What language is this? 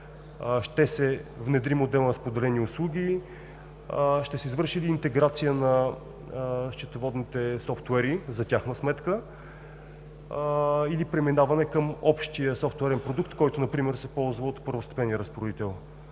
Bulgarian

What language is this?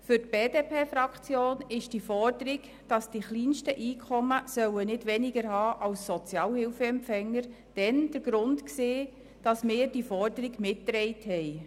Swiss German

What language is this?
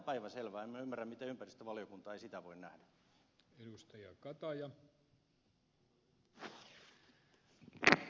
Finnish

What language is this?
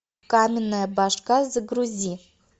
Russian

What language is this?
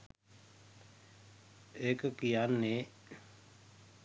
Sinhala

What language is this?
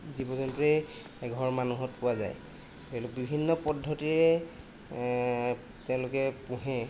Assamese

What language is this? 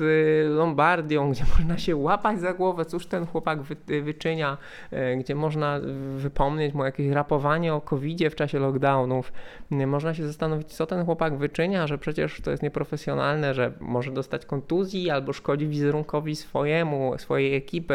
Polish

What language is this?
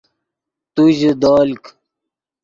Yidgha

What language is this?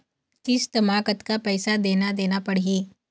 Chhattisgarhi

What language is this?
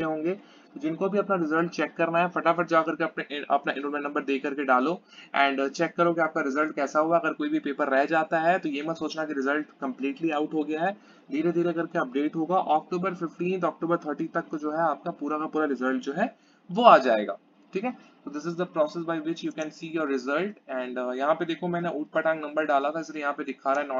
Hindi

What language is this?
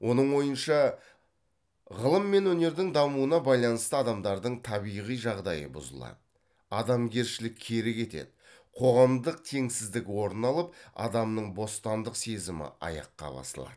Kazakh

